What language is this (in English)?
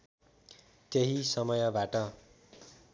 Nepali